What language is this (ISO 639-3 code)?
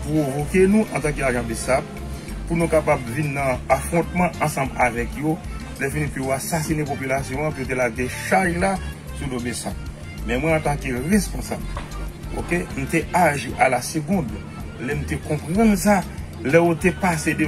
fra